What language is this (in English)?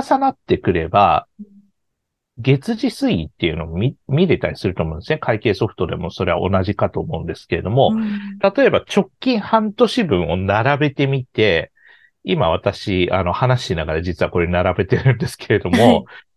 Japanese